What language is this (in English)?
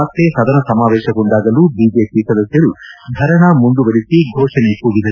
Kannada